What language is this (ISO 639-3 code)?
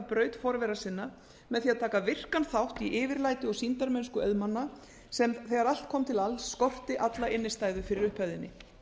isl